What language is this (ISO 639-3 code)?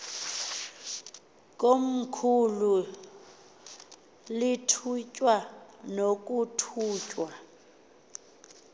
xho